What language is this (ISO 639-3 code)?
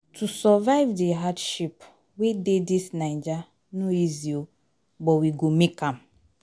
pcm